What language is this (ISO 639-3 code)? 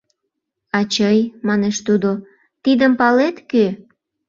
chm